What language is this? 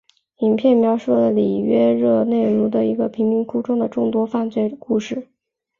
Chinese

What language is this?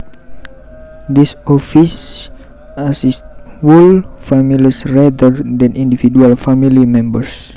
Javanese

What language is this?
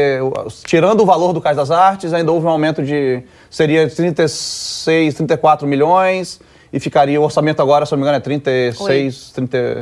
Portuguese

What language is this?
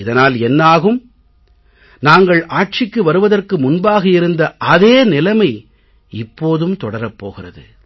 Tamil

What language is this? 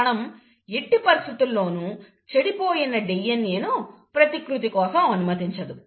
Telugu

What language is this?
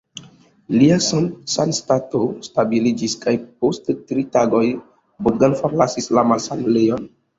Esperanto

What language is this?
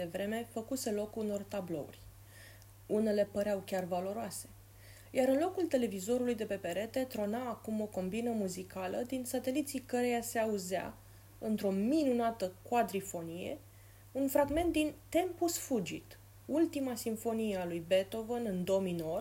Romanian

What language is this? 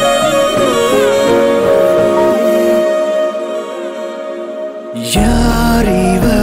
Indonesian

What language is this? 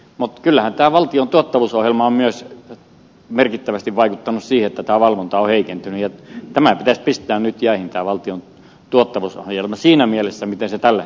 Finnish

